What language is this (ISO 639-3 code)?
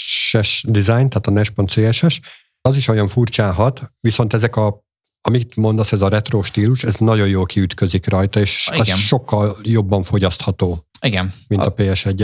hun